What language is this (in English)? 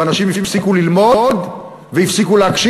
Hebrew